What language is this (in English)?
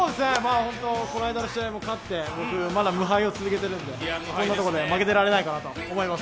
Japanese